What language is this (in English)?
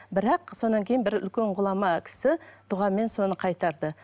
Kazakh